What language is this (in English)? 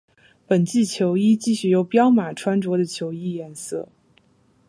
Chinese